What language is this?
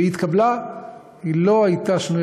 Hebrew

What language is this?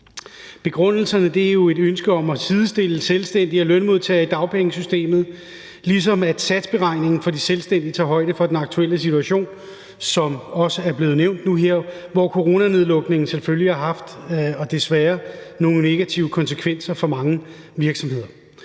Danish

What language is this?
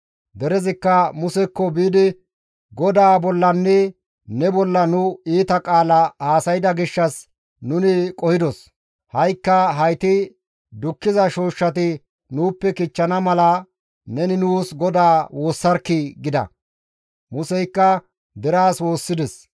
Gamo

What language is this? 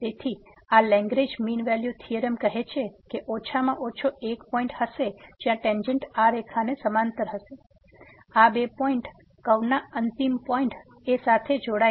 Gujarati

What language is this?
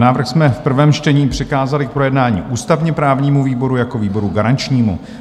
Czech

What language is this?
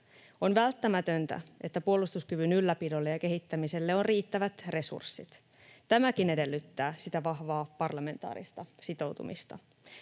Finnish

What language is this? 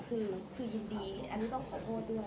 Thai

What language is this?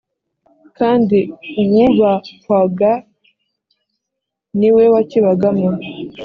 Kinyarwanda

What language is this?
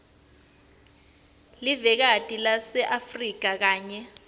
Swati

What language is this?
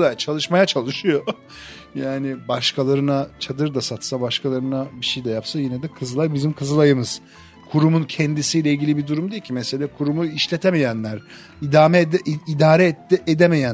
Turkish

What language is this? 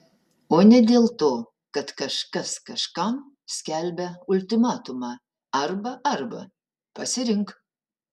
Lithuanian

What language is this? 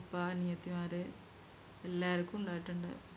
Malayalam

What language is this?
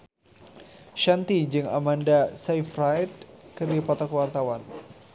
Sundanese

